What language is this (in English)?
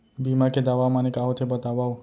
Chhattisgarhi